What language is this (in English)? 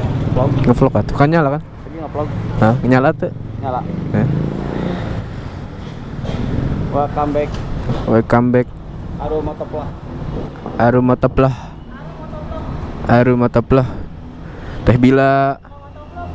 Indonesian